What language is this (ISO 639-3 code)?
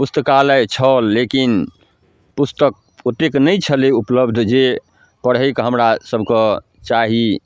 mai